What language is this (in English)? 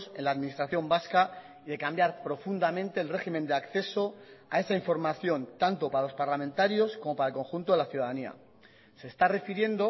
Spanish